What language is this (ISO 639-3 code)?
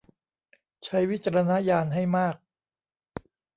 tha